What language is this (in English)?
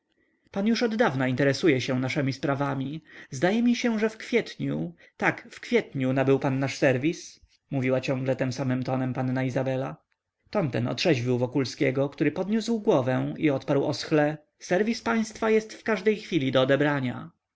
Polish